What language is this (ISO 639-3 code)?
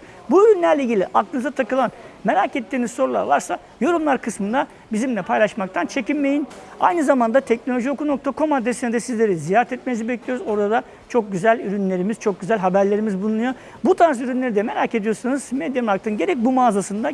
tur